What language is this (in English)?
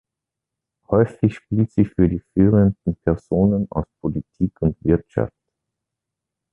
German